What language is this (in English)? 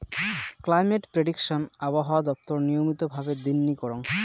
Bangla